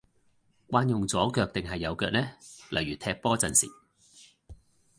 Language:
Cantonese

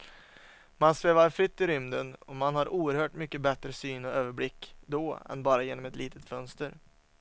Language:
Swedish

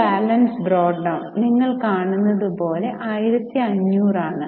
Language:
Malayalam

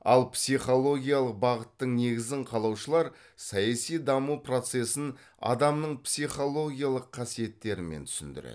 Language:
Kazakh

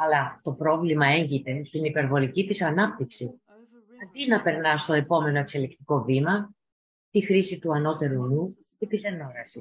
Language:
Greek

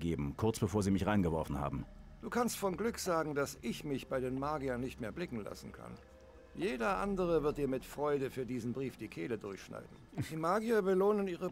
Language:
German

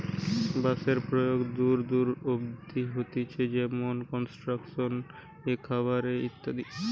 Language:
Bangla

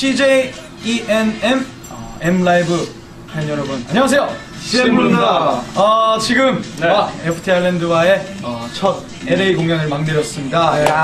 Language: Korean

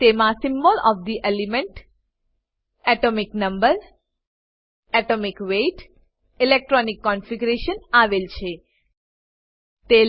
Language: Gujarati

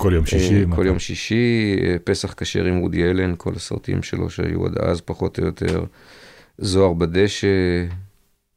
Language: Hebrew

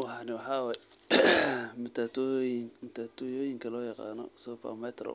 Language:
Somali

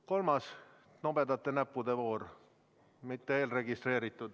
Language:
Estonian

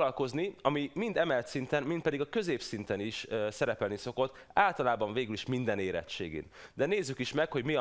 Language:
Hungarian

